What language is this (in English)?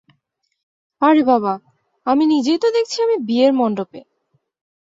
Bangla